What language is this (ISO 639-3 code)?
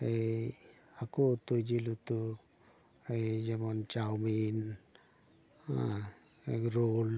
sat